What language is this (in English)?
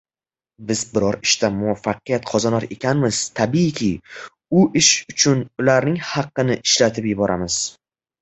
Uzbek